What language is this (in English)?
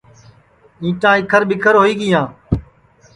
Sansi